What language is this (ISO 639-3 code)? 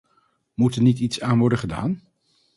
nld